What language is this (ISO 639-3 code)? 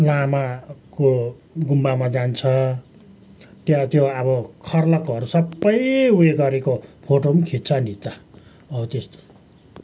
nep